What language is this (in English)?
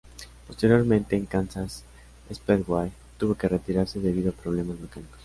Spanish